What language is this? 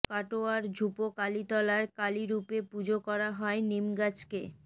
Bangla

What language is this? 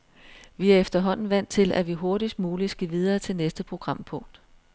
Danish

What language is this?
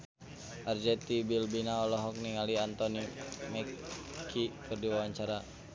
Sundanese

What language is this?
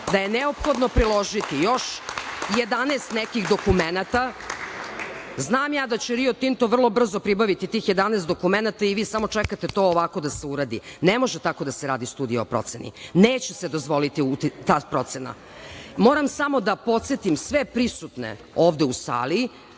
Serbian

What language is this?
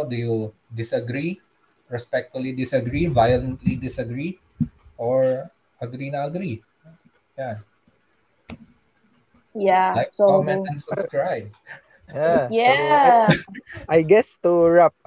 Filipino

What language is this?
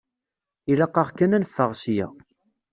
Kabyle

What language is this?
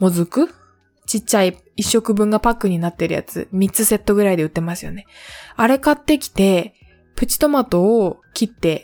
Japanese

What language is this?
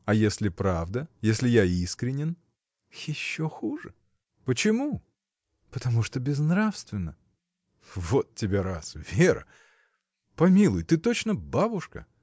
Russian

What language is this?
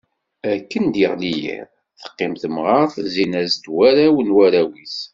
Kabyle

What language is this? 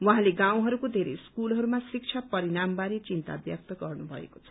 Nepali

